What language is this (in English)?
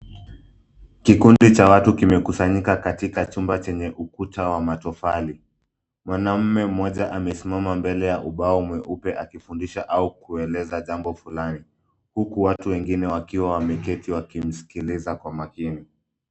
Swahili